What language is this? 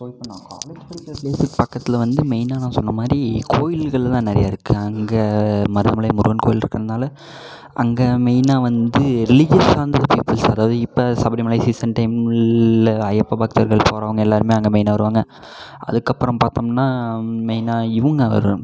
Tamil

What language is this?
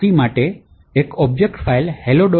Gujarati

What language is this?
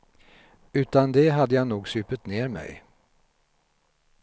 Swedish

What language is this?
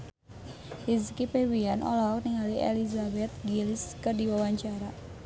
Sundanese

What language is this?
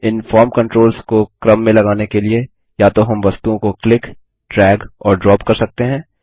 Hindi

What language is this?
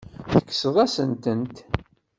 Kabyle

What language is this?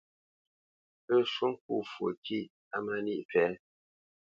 Bamenyam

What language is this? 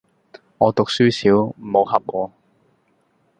Cantonese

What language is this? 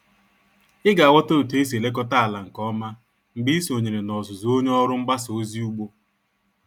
Igbo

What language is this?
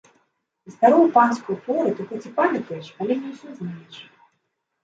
Belarusian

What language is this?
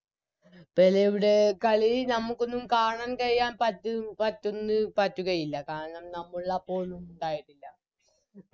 Malayalam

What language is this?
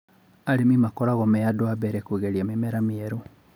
Kikuyu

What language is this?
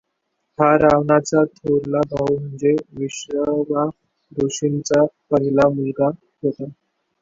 Marathi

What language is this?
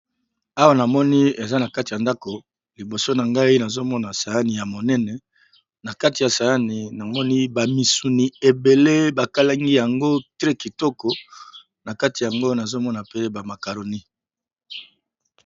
Lingala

